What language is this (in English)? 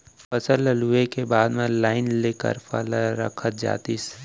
Chhattisgarhi